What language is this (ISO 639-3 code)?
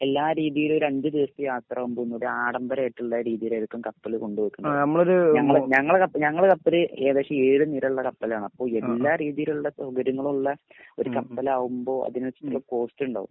mal